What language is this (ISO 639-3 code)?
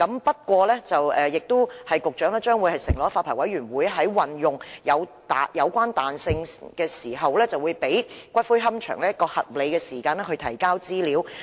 yue